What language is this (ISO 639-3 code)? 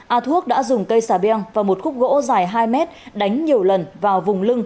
vie